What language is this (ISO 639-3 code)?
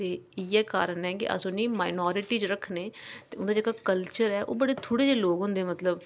doi